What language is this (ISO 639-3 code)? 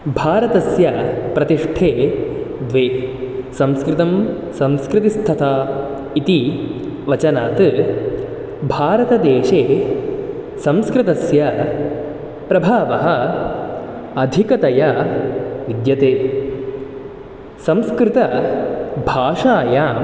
san